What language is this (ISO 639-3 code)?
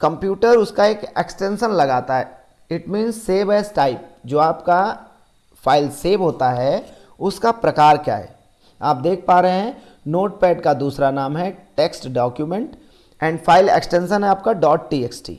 hin